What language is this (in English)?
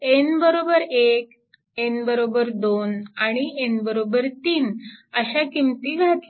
Marathi